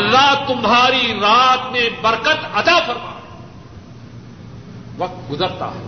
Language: Urdu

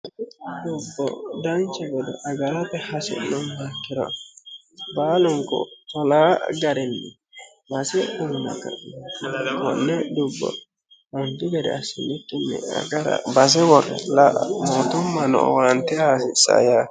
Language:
Sidamo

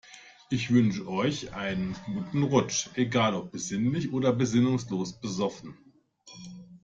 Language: German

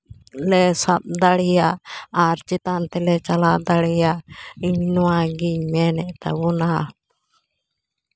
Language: Santali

